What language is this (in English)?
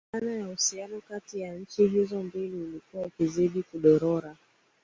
Swahili